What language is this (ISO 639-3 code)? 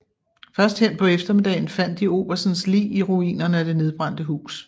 dan